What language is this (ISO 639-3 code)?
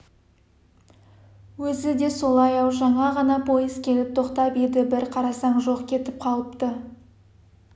kaz